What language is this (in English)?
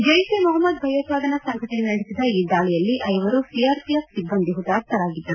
Kannada